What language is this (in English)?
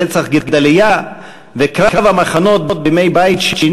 Hebrew